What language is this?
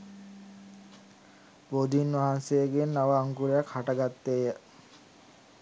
Sinhala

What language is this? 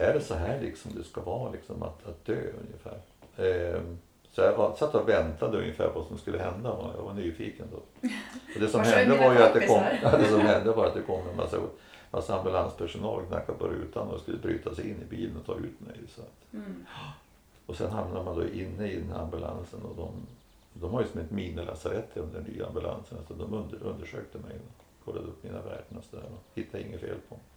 Swedish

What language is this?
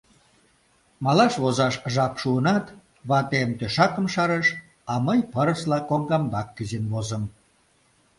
Mari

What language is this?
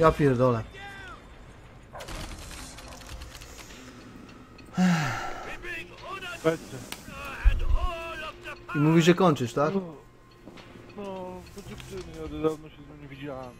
Polish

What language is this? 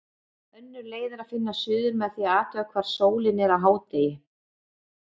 Icelandic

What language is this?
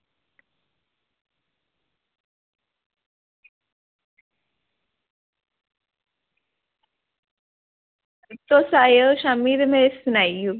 Dogri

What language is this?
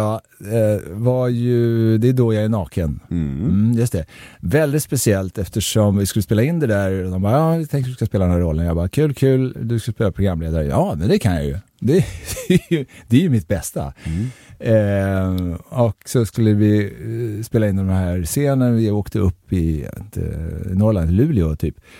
Swedish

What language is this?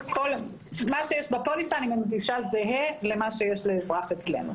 Hebrew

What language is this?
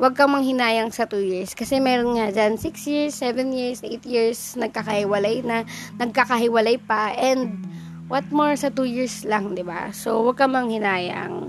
Filipino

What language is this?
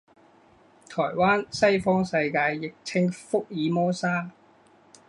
Chinese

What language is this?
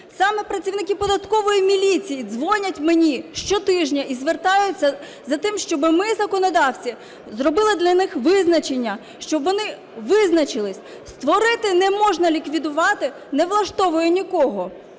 Ukrainian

